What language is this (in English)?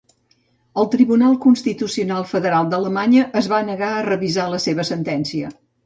Catalan